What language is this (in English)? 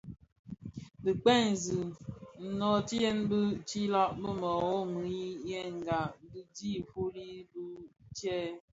Bafia